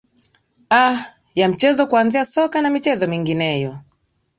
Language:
Swahili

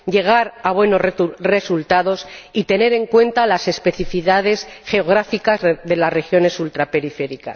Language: Spanish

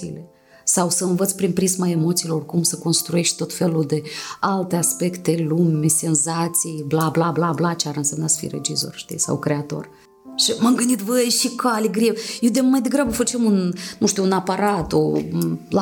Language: Romanian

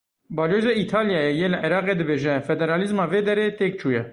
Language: Kurdish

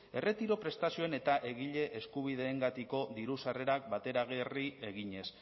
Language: Basque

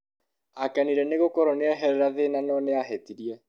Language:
Kikuyu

